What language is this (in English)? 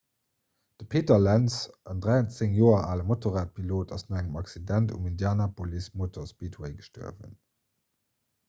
Luxembourgish